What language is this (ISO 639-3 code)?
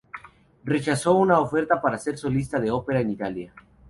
spa